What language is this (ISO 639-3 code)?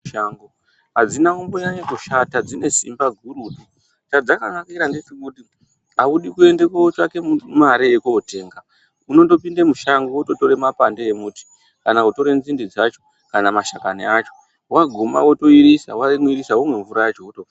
ndc